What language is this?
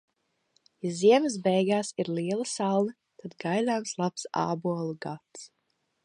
Latvian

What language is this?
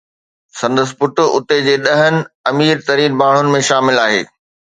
Sindhi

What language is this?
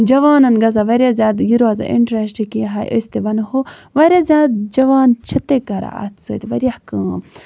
Kashmiri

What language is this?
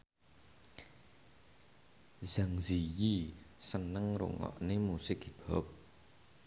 Javanese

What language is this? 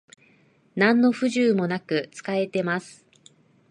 Japanese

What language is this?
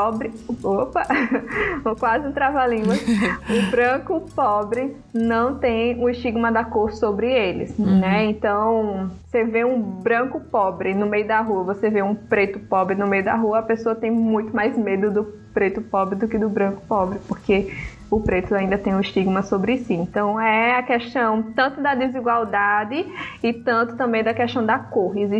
Portuguese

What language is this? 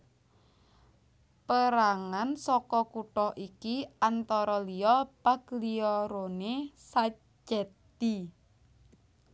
Javanese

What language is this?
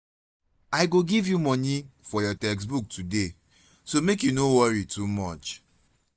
Nigerian Pidgin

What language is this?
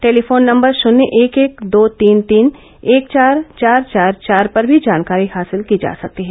Hindi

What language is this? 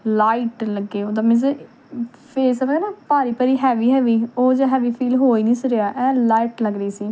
Punjabi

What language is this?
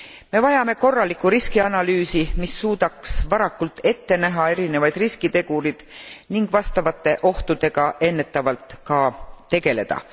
Estonian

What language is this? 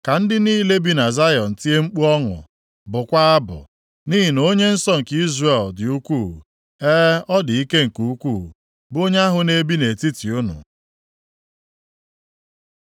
Igbo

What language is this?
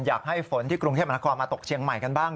Thai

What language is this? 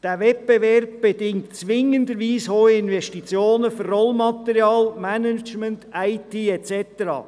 Swiss German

